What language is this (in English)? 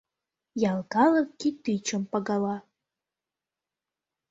Mari